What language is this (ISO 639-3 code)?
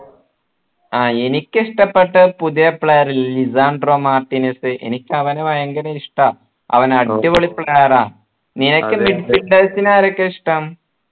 mal